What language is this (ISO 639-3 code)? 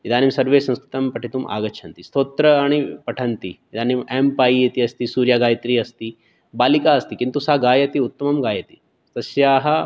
san